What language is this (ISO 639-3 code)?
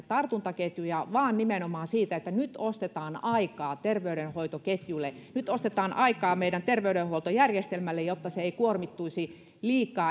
fin